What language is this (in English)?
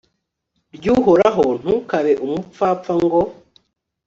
Kinyarwanda